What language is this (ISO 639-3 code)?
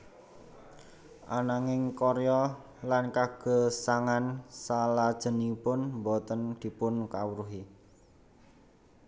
jav